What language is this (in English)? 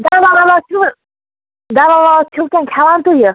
Kashmiri